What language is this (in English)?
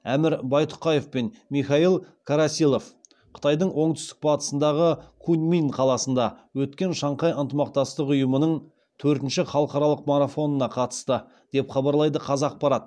Kazakh